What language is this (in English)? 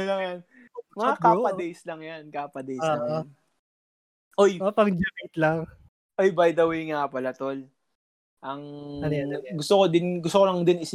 Filipino